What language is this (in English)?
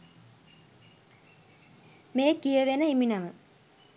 Sinhala